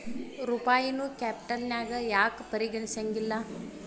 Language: Kannada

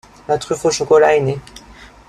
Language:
French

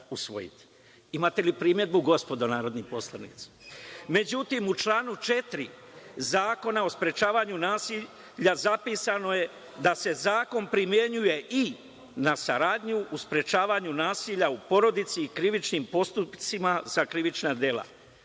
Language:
Serbian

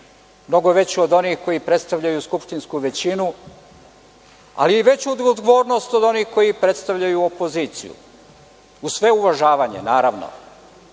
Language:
Serbian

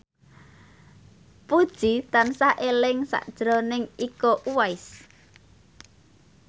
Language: Javanese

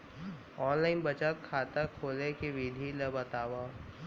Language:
Chhattisgarhi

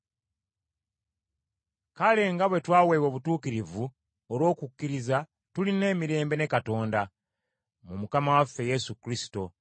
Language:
Ganda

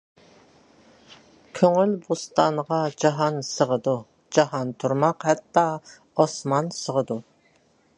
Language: Uyghur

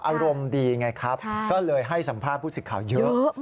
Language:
Thai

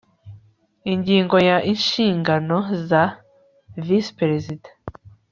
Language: Kinyarwanda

